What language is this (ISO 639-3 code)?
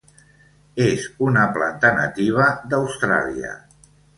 cat